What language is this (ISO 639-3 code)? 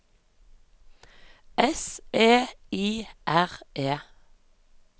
nor